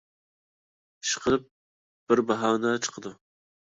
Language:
Uyghur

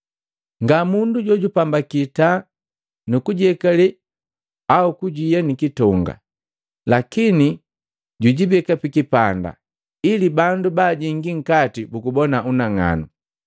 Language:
Matengo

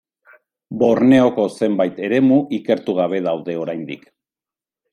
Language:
Basque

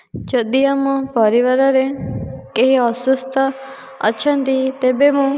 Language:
Odia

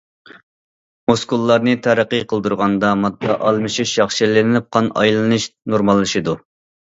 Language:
Uyghur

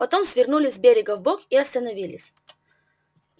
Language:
Russian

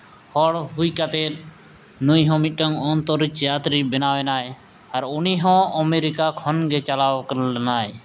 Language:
Santali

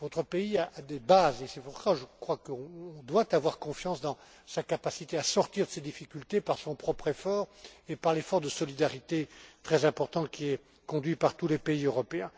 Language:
French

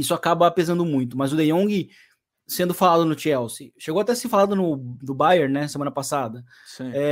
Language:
Portuguese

